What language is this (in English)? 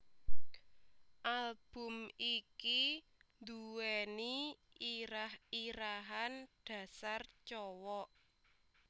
Javanese